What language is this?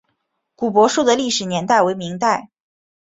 Chinese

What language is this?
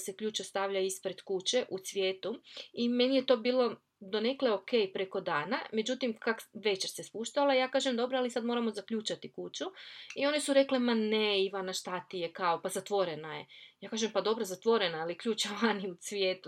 Croatian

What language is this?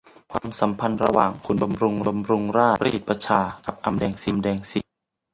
Thai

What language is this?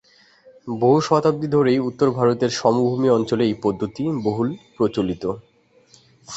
Bangla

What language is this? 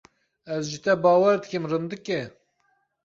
Kurdish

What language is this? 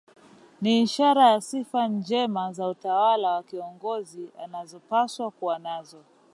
Swahili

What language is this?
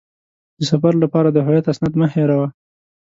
Pashto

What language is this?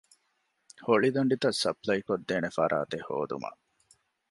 Divehi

